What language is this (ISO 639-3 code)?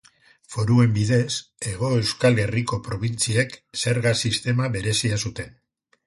eus